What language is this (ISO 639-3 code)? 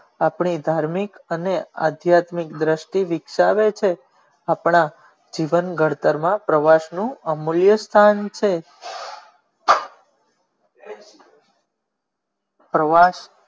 guj